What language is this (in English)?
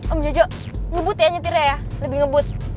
Indonesian